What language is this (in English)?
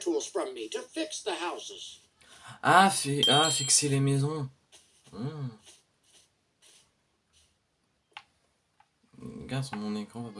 French